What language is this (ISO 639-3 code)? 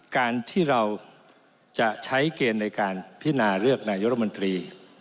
tha